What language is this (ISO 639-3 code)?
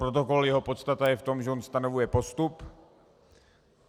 ces